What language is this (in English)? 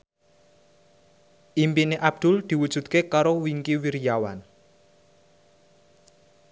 Javanese